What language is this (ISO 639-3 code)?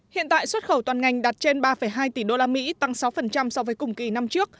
vie